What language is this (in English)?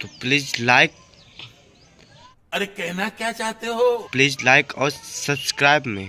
Hindi